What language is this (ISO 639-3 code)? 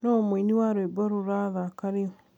kik